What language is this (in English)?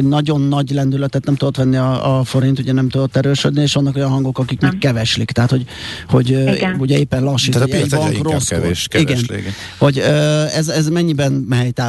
Hungarian